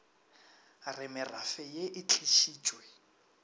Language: Northern Sotho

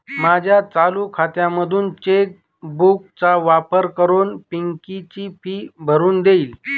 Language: Marathi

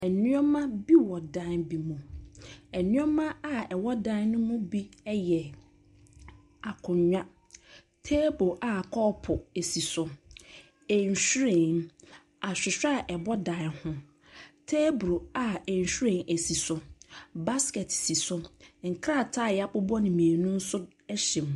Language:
Akan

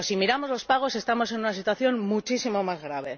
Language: Spanish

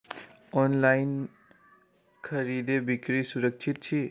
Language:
Maithili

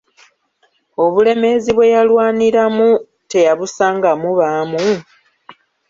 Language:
Ganda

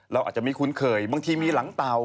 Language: Thai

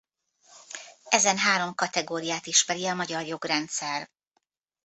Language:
Hungarian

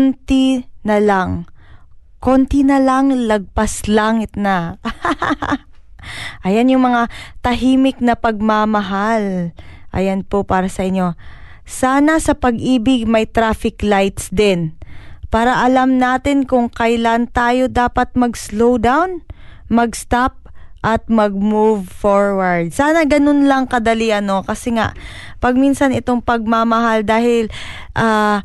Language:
Filipino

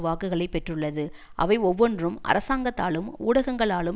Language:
Tamil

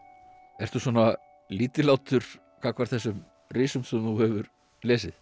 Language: Icelandic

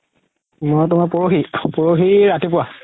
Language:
Assamese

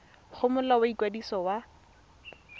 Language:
Tswana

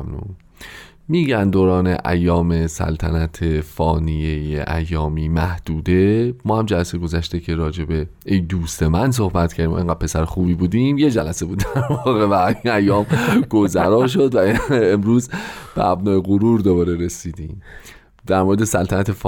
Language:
Persian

